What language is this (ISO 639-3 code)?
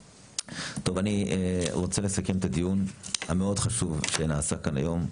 heb